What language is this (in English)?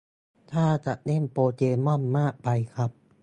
Thai